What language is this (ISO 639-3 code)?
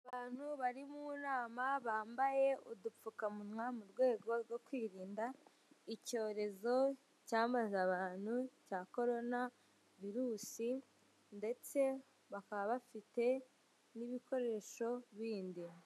kin